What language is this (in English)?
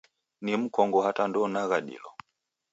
Taita